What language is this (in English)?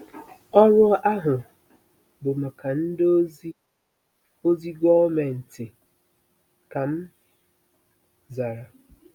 Igbo